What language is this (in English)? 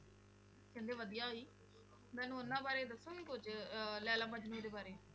Punjabi